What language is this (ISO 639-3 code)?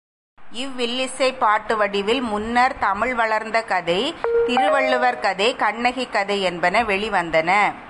tam